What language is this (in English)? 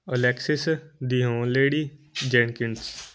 Punjabi